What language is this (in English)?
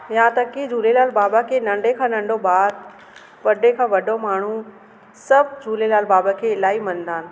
Sindhi